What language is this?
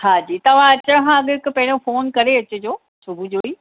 Sindhi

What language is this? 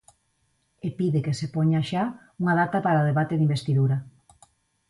Galician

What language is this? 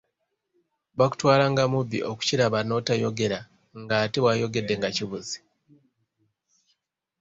Ganda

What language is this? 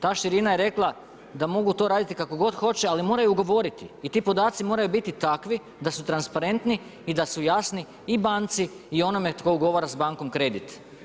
Croatian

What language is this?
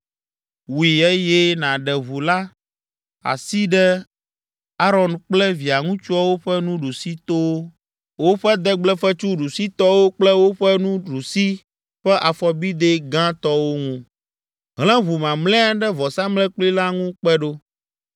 Ewe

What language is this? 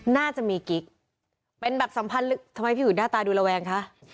Thai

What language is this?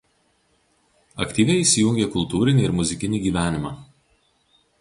Lithuanian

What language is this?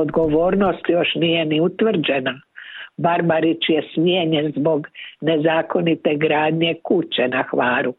Croatian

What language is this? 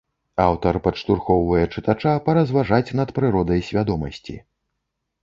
Belarusian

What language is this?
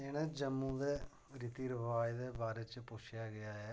Dogri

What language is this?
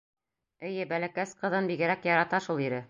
Bashkir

